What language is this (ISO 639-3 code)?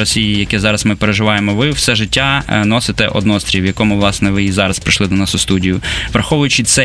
ukr